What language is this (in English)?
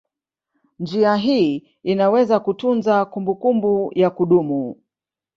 Swahili